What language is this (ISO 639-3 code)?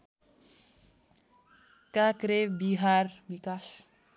nep